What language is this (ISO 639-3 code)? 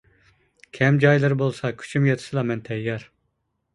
uig